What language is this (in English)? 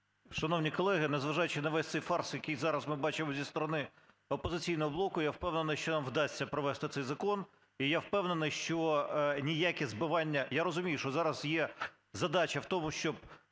Ukrainian